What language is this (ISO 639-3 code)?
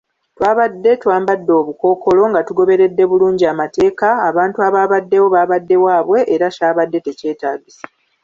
lug